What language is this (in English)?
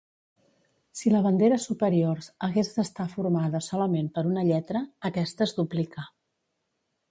Catalan